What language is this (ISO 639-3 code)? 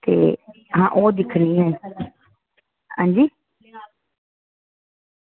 doi